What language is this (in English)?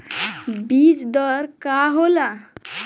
Bhojpuri